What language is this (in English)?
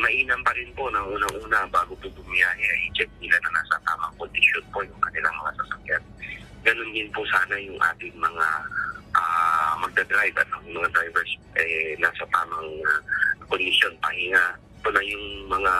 Filipino